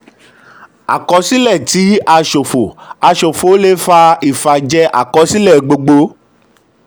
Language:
Yoruba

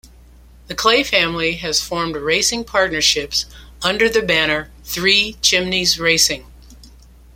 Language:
English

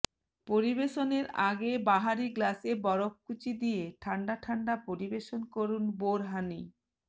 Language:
Bangla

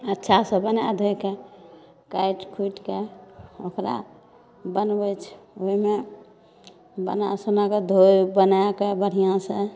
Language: Maithili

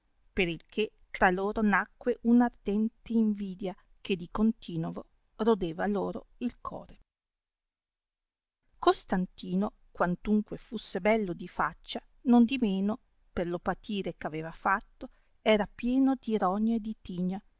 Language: Italian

